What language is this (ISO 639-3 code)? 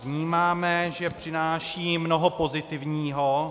ces